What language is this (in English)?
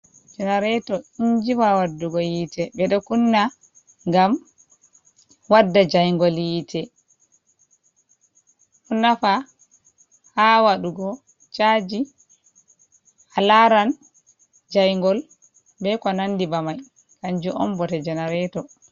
Fula